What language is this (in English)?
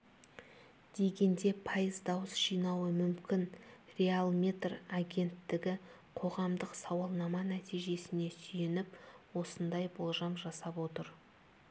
Kazakh